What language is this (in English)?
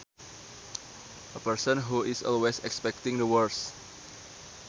Sundanese